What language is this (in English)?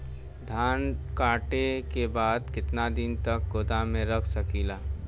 Bhojpuri